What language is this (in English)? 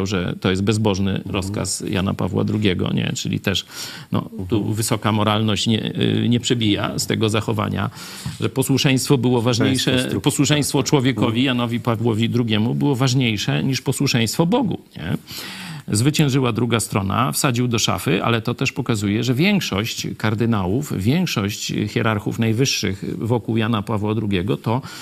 Polish